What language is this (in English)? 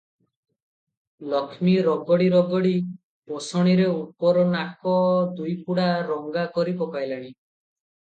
Odia